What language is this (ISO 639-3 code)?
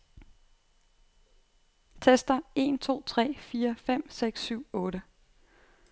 dan